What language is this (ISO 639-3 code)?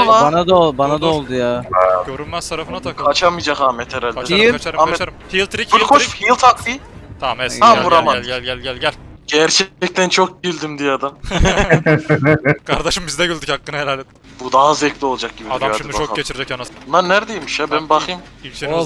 tur